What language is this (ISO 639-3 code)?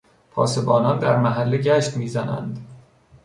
fas